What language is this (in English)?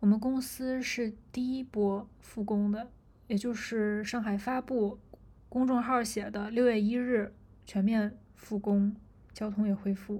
Chinese